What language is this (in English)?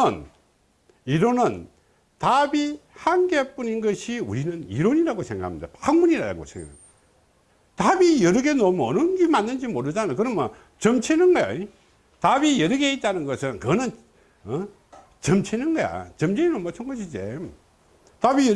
Korean